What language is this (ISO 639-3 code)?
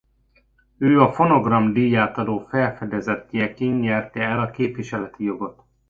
hun